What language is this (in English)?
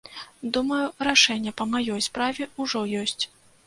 Belarusian